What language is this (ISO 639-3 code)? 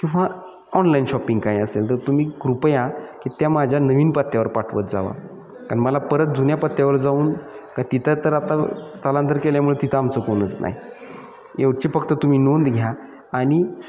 mar